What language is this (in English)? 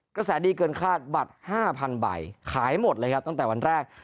Thai